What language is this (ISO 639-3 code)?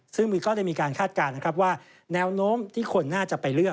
tha